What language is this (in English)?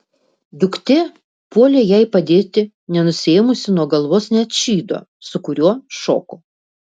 Lithuanian